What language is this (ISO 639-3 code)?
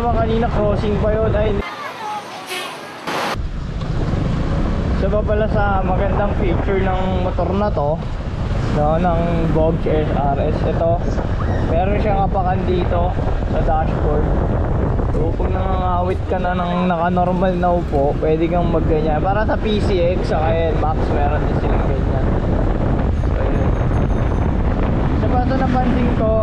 fil